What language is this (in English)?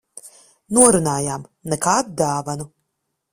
Latvian